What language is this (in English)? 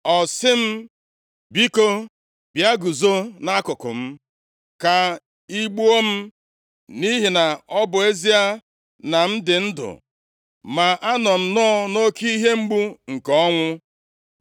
Igbo